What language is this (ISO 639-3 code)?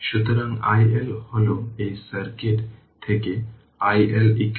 ben